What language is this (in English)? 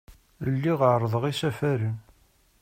Kabyle